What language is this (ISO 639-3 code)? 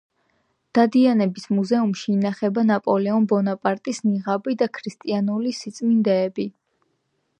kat